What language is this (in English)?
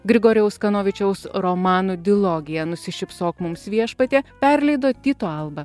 Lithuanian